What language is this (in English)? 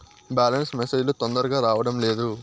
Telugu